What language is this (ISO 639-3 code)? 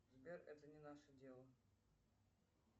rus